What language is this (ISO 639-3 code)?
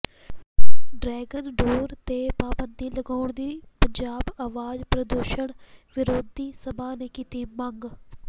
pan